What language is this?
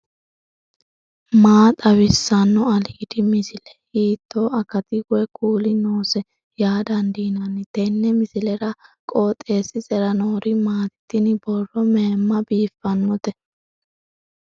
Sidamo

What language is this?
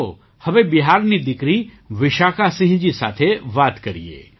Gujarati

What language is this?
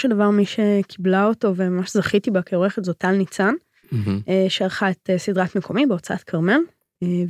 Hebrew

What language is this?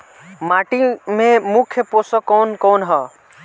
Bhojpuri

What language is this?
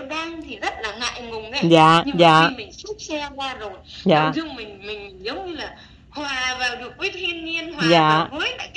Vietnamese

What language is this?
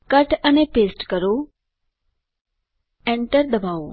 Gujarati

